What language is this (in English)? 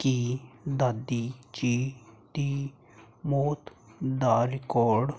Punjabi